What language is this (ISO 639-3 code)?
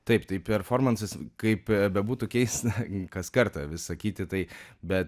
lit